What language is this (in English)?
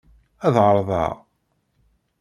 Kabyle